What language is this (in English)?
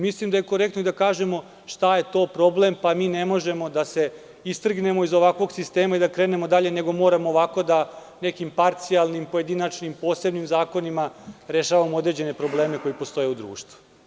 Serbian